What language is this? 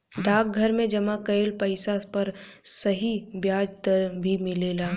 Bhojpuri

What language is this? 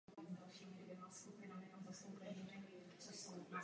Czech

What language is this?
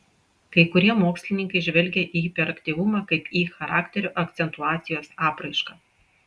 Lithuanian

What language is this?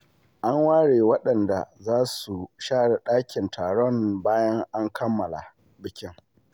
Hausa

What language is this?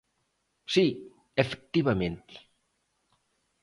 Galician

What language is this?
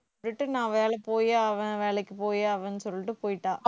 Tamil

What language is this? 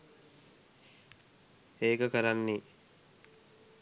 Sinhala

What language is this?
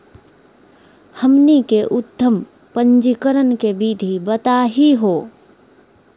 Magahi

